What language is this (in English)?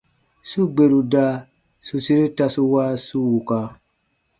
Baatonum